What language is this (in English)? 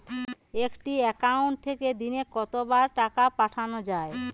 Bangla